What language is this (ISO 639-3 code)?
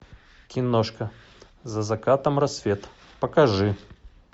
rus